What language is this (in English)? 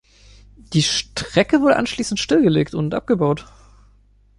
German